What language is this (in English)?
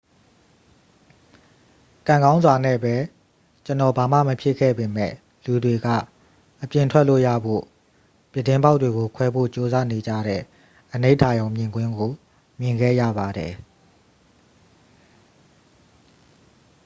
Burmese